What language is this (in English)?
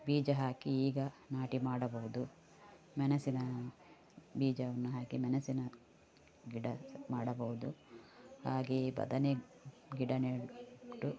Kannada